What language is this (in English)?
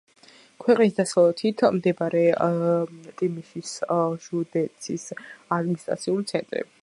Georgian